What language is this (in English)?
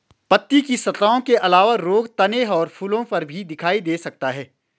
Hindi